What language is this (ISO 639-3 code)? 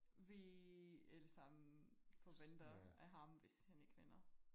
dan